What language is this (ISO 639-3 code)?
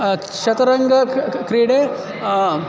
san